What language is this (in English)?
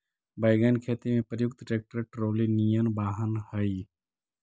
Magahi